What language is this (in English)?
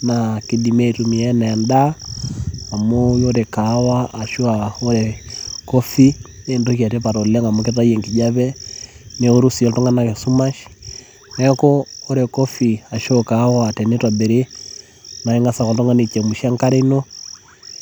Masai